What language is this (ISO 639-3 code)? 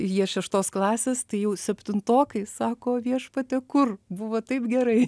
lit